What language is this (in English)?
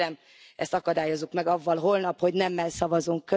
Hungarian